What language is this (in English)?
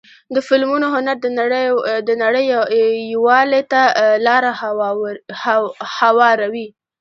Pashto